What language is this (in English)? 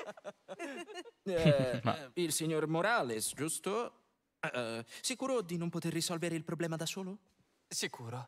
Italian